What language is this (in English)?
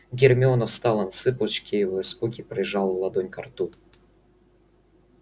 Russian